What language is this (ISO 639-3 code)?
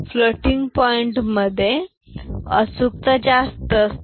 mar